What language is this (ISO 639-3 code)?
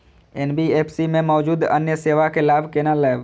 mai